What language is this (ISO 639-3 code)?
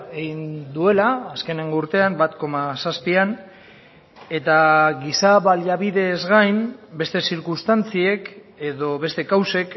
eus